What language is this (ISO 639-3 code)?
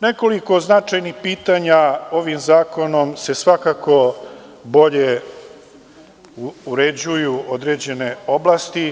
srp